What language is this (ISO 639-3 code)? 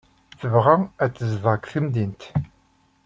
kab